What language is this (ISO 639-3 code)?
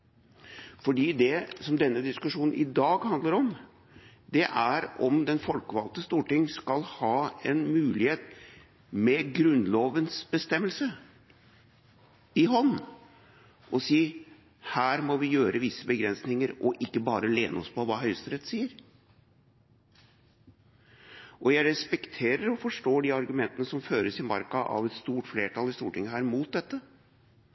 nob